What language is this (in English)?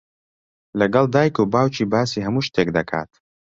Central Kurdish